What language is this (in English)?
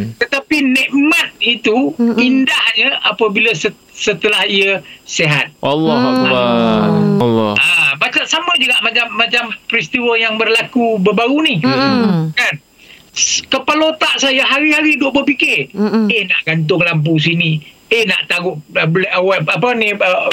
Malay